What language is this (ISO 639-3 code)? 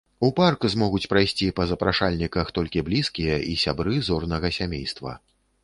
bel